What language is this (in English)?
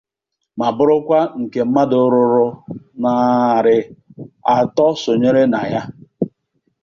Igbo